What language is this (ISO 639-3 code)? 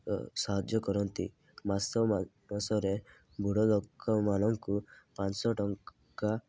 ori